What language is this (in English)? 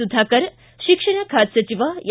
Kannada